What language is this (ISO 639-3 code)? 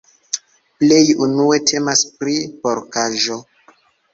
epo